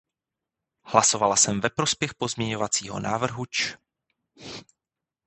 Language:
Czech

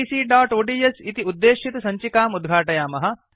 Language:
Sanskrit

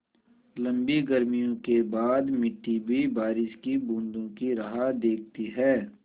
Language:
Hindi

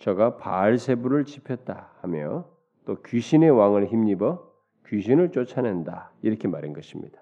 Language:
Korean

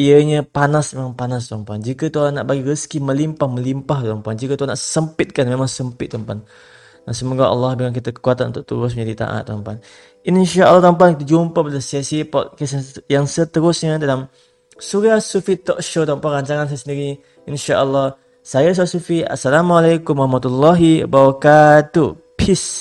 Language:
Malay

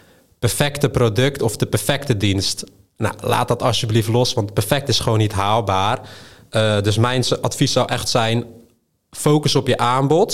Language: Dutch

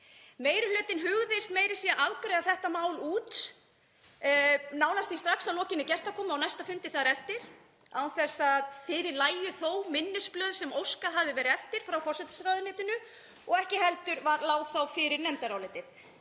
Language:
Icelandic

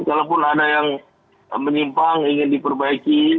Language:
Indonesian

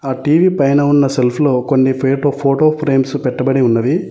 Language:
Telugu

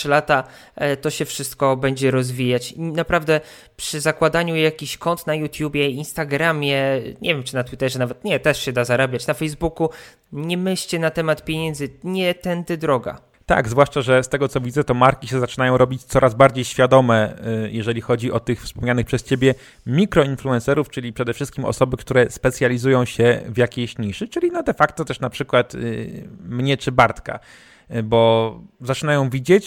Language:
Polish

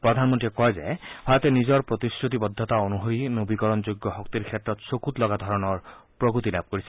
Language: Assamese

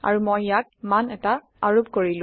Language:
Assamese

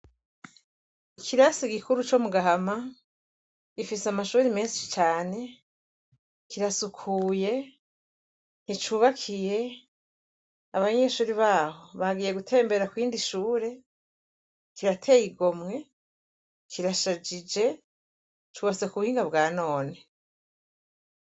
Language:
Rundi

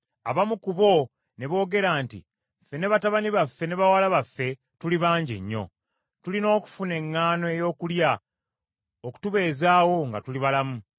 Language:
Ganda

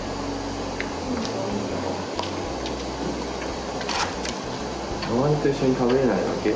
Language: Japanese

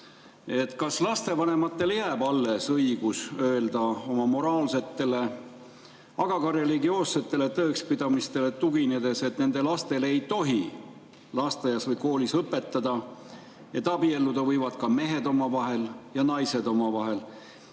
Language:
Estonian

